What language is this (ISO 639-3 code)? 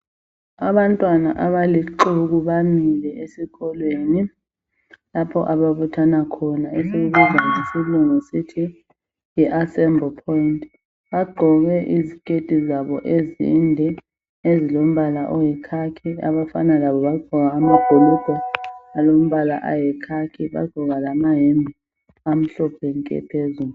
nde